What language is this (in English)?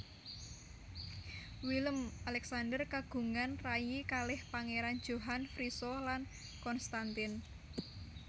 Javanese